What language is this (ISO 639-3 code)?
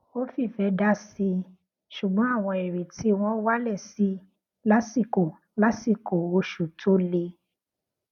yor